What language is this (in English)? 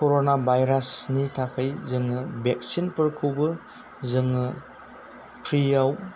Bodo